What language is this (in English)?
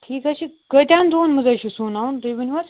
Kashmiri